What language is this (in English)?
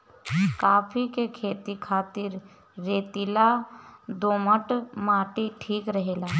Bhojpuri